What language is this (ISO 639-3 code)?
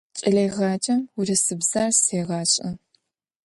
ady